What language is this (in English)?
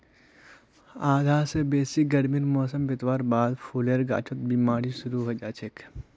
Magahi